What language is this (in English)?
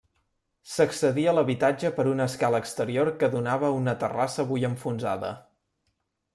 Catalan